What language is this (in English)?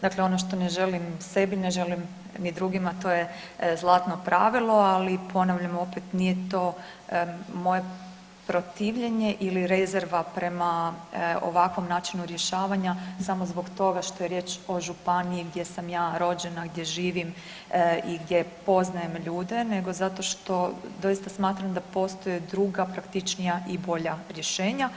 Croatian